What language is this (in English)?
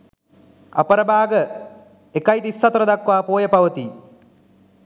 Sinhala